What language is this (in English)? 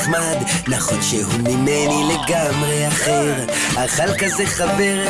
Hebrew